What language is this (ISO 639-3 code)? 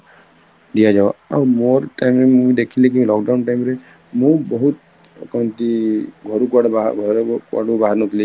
ori